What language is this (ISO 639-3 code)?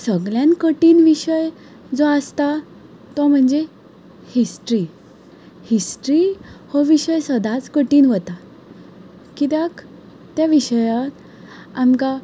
kok